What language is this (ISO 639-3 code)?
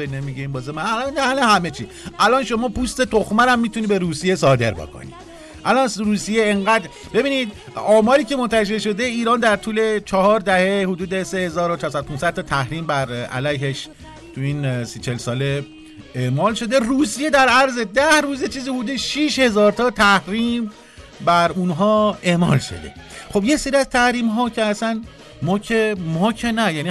fas